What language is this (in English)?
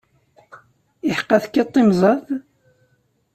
Kabyle